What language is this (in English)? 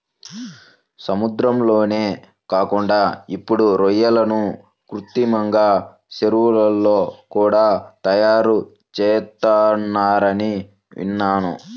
Telugu